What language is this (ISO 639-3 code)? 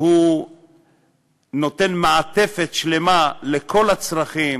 heb